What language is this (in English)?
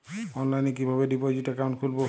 Bangla